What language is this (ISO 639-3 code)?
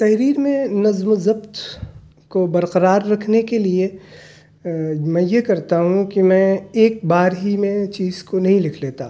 urd